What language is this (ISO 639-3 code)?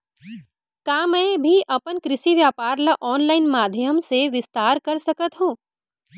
hne